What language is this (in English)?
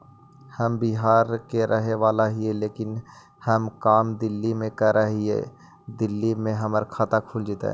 Magahi